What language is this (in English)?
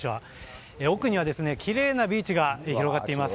Japanese